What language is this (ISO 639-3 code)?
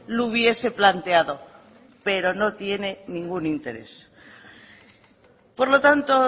spa